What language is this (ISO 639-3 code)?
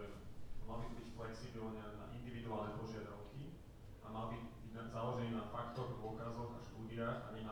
slk